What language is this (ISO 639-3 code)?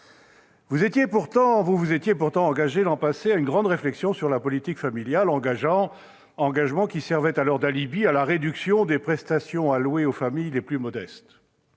fra